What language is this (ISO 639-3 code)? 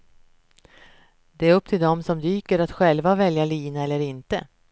swe